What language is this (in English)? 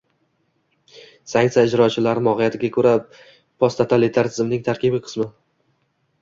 Uzbek